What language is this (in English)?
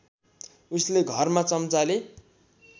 Nepali